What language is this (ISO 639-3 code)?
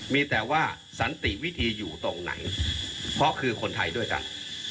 tha